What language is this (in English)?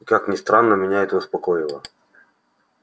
Russian